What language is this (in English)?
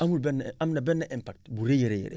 Wolof